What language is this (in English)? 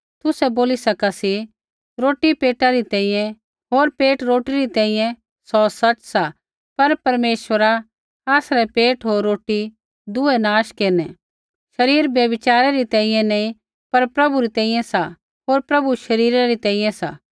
Kullu Pahari